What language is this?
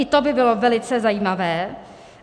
Czech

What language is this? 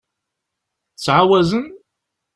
Kabyle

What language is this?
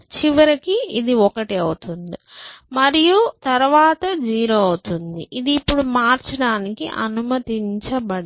Telugu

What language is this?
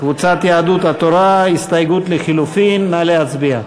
Hebrew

